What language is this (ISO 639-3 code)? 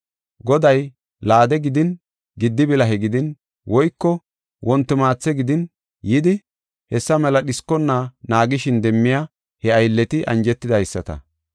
gof